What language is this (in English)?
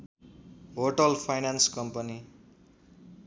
Nepali